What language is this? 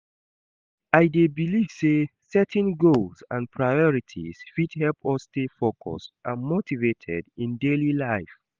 Nigerian Pidgin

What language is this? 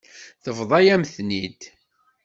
Kabyle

